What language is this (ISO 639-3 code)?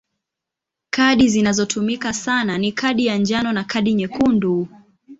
swa